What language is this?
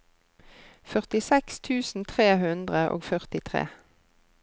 Norwegian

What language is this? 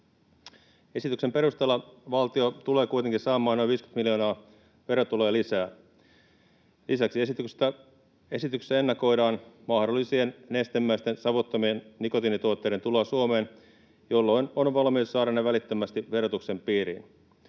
Finnish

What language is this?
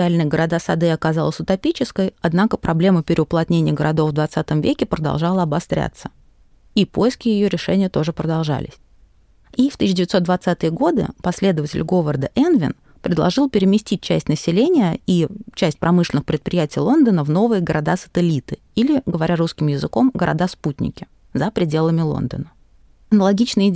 Russian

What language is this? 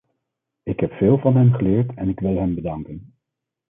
Dutch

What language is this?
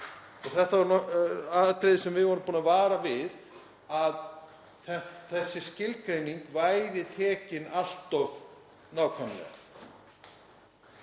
Icelandic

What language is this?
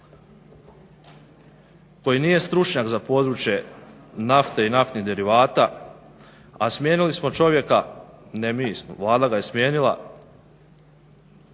Croatian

